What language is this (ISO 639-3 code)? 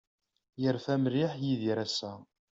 kab